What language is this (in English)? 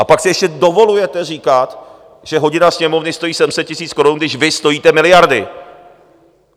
Czech